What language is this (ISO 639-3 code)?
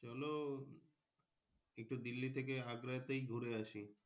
ben